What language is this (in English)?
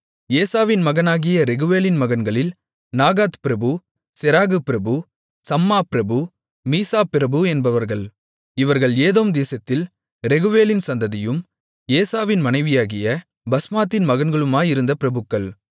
Tamil